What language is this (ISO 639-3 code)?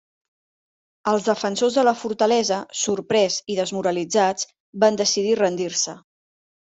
cat